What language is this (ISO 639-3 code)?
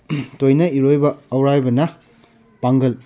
mni